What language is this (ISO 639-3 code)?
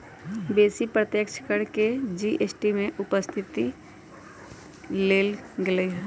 mag